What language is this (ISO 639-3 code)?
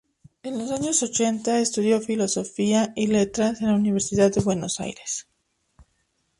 spa